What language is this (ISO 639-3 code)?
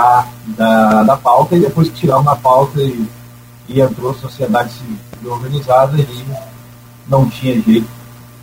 por